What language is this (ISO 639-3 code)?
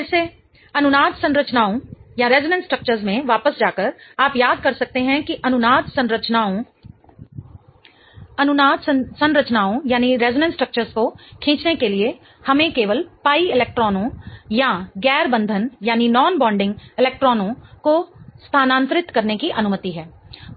hin